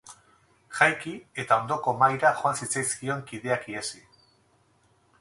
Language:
Basque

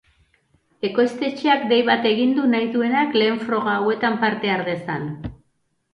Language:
Basque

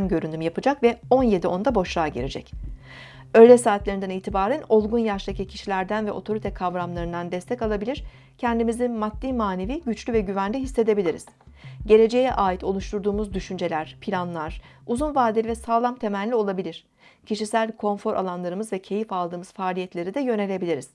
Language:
Turkish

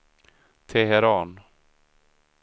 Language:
Swedish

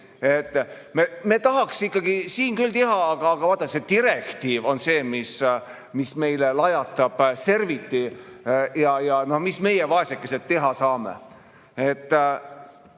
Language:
Estonian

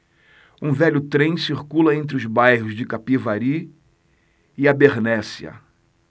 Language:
Portuguese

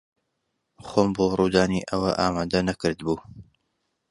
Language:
Central Kurdish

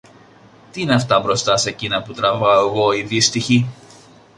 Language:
Greek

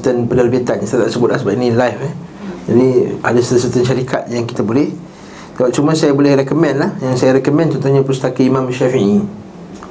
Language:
Malay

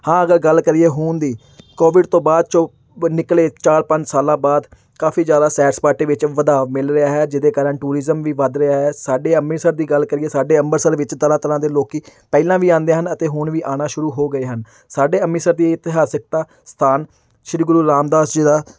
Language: Punjabi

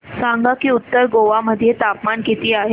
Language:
Marathi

